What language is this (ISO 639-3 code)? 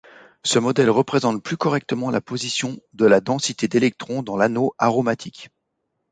fra